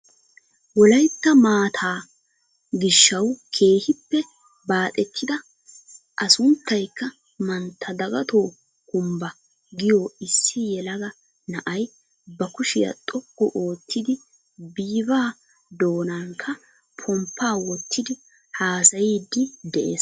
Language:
Wolaytta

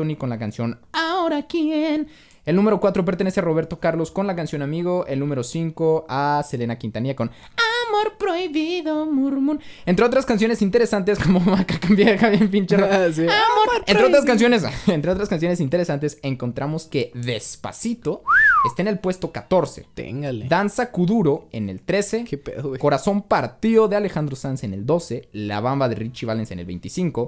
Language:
Spanish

